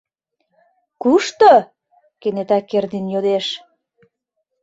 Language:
Mari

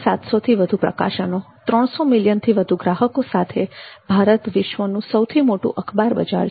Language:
Gujarati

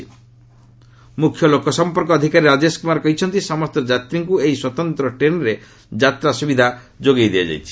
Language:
Odia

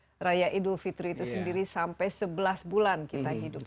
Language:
Indonesian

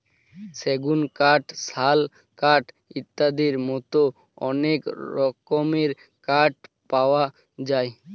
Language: Bangla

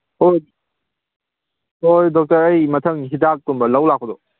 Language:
Manipuri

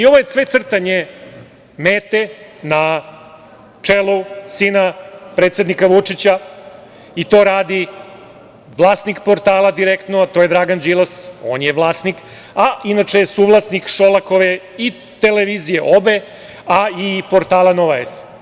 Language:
Serbian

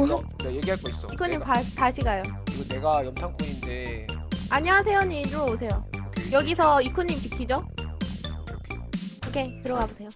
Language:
Korean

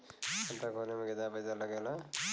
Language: Bhojpuri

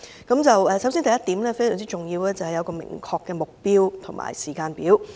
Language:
Cantonese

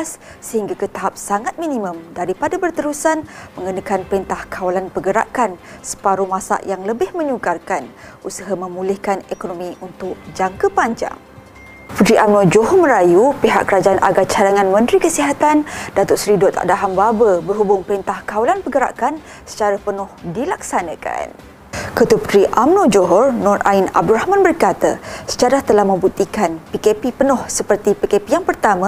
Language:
Malay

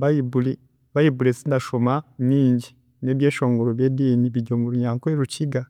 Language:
Chiga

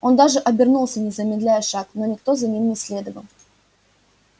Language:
Russian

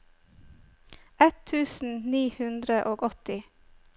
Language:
Norwegian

